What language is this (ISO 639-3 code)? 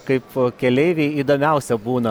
lit